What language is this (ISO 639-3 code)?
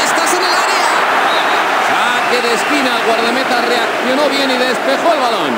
spa